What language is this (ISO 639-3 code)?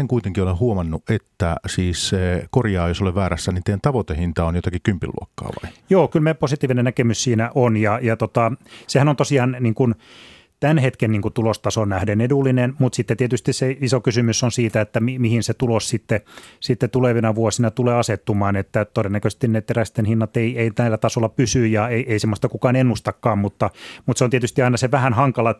fin